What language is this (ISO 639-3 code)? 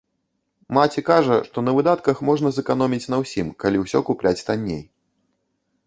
bel